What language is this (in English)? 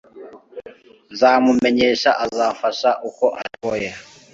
Kinyarwanda